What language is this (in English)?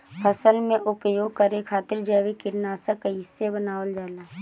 Bhojpuri